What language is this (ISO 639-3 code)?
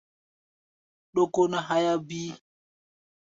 gba